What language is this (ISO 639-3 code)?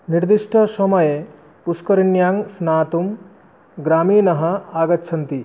san